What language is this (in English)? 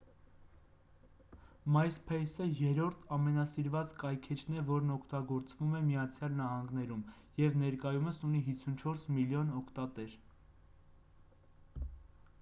Armenian